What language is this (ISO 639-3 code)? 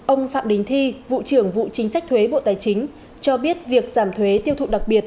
vie